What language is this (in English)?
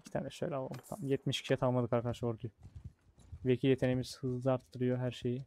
Turkish